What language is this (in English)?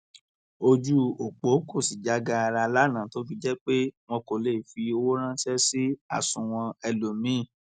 Yoruba